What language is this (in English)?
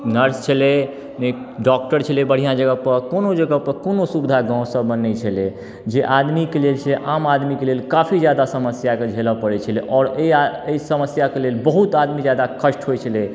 Maithili